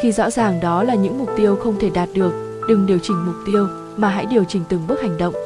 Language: Vietnamese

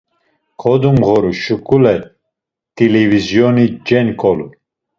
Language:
Laz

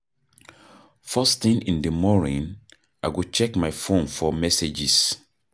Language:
Nigerian Pidgin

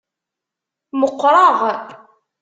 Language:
Kabyle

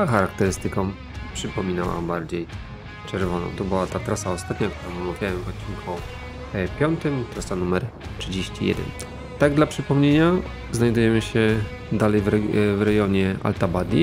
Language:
Polish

